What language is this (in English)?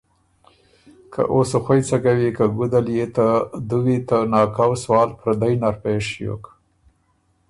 Ormuri